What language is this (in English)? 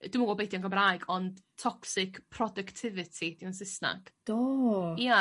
Welsh